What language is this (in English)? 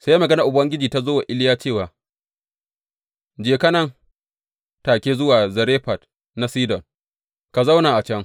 Hausa